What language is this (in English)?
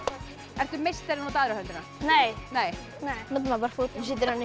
Icelandic